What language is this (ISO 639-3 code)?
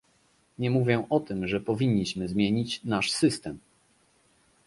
pol